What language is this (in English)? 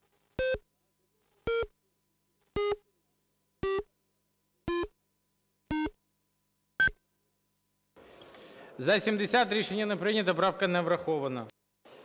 Ukrainian